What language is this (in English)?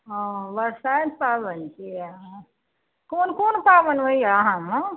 Maithili